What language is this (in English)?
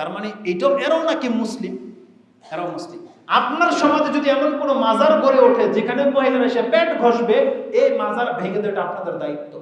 Indonesian